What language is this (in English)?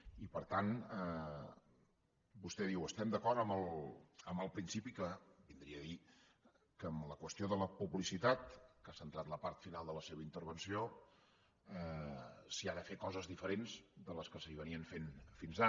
Catalan